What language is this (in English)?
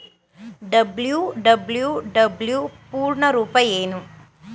Kannada